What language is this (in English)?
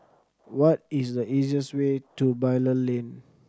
English